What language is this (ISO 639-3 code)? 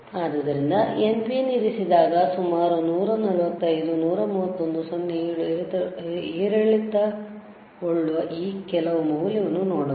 kan